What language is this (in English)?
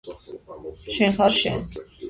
Georgian